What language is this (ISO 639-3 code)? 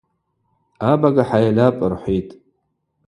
abq